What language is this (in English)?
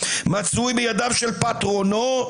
Hebrew